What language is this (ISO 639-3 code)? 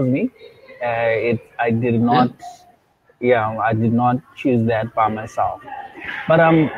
eng